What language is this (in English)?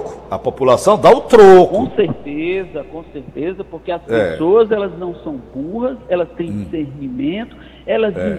Portuguese